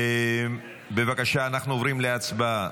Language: Hebrew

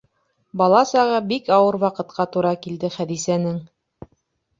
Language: Bashkir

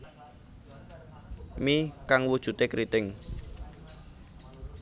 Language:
Javanese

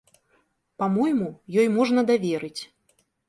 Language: Belarusian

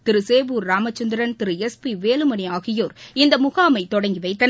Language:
Tamil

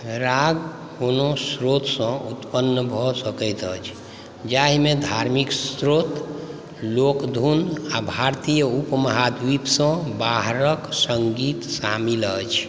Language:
Maithili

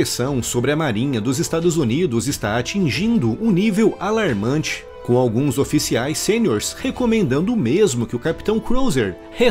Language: Portuguese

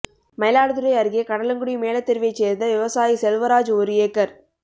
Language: Tamil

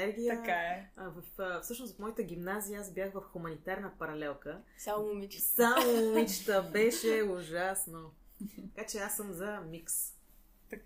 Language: Bulgarian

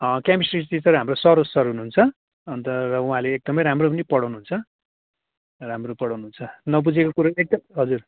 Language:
Nepali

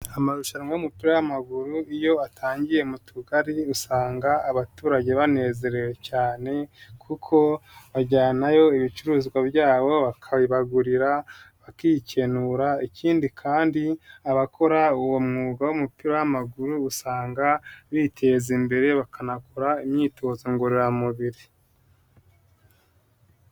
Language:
Kinyarwanda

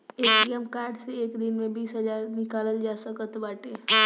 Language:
Bhojpuri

